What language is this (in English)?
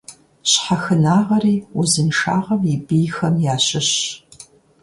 Kabardian